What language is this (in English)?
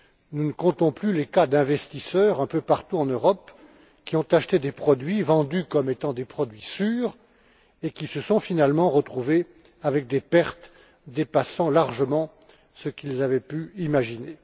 French